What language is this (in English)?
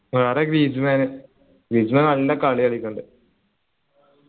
Malayalam